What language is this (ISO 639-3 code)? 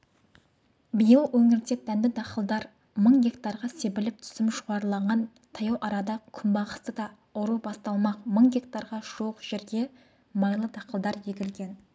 kaz